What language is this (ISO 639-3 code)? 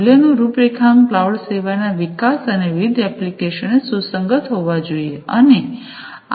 guj